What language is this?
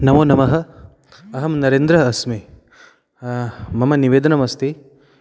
Sanskrit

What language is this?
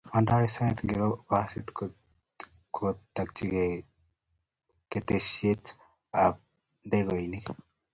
Kalenjin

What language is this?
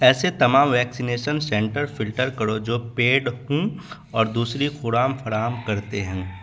Urdu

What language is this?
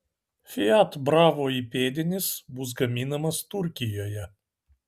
Lithuanian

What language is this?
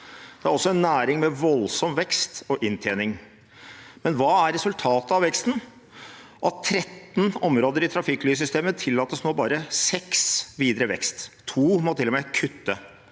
Norwegian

